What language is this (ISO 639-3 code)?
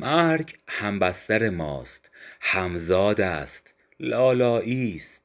fas